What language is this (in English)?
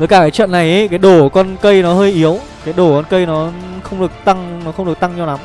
Vietnamese